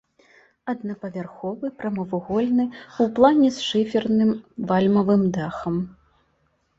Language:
Belarusian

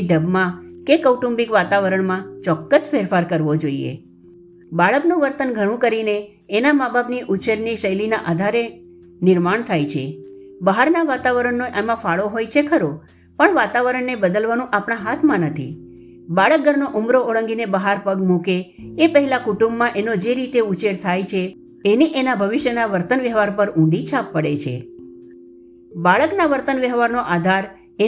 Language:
Gujarati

